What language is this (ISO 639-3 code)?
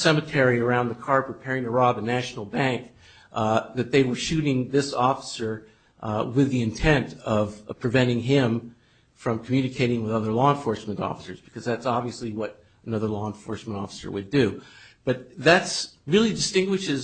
eng